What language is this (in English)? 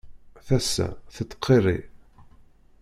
Kabyle